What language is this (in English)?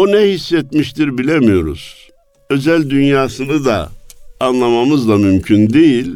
Turkish